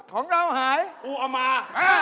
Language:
Thai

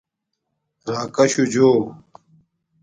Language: Domaaki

